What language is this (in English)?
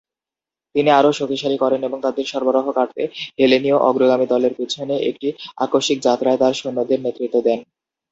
Bangla